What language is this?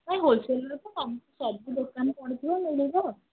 Odia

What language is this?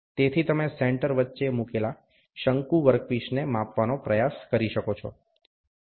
Gujarati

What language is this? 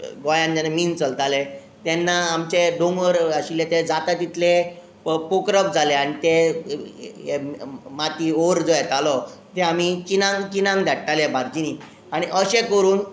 Konkani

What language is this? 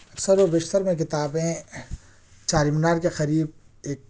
Urdu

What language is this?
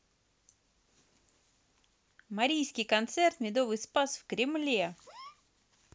Russian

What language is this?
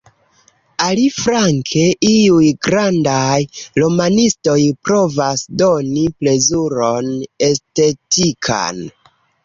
Esperanto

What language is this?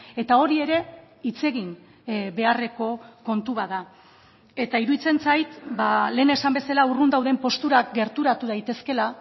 Basque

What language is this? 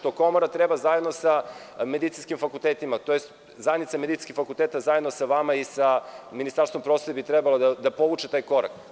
Serbian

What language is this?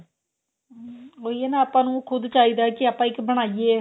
Punjabi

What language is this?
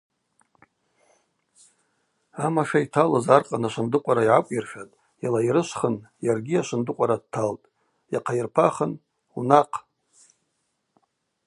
Abaza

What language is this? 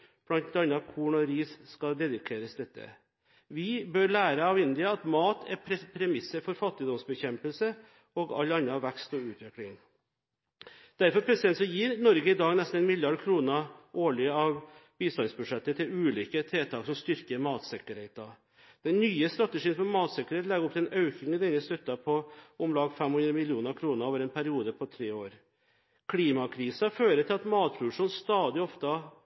Norwegian Bokmål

